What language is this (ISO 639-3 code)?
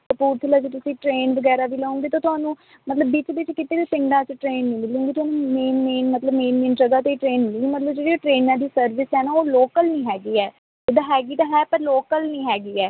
pan